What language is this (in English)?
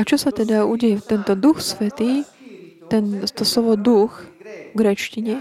Slovak